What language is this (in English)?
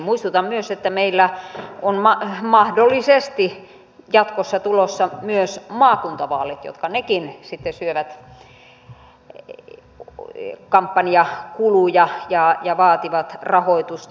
Finnish